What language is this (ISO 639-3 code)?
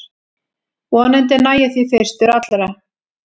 isl